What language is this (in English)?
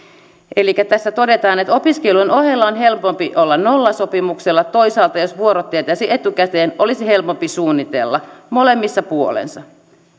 Finnish